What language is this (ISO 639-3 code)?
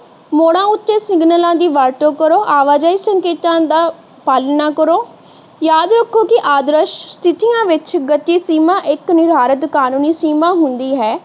pan